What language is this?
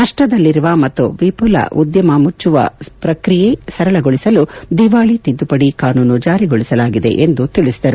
Kannada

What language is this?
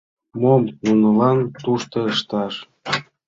Mari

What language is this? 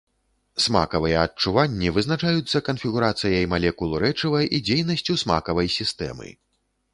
Belarusian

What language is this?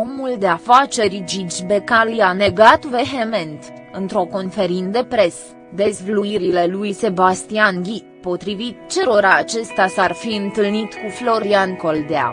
Romanian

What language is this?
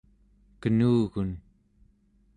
Central Yupik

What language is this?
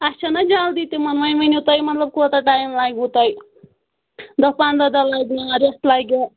Kashmiri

